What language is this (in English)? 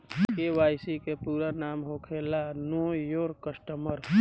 Bhojpuri